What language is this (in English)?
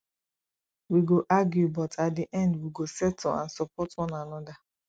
Nigerian Pidgin